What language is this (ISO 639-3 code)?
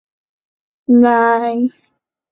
zho